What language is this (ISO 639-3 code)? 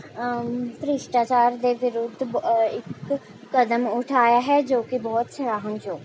pan